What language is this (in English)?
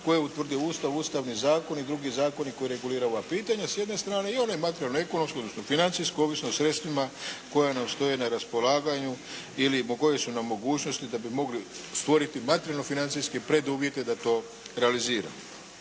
Croatian